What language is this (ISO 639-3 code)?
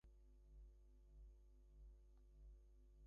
eng